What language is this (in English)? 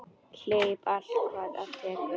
Icelandic